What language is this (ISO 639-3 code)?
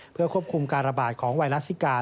tha